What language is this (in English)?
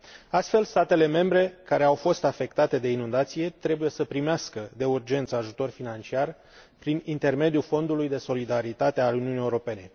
Romanian